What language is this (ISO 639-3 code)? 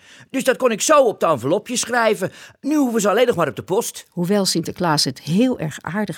nld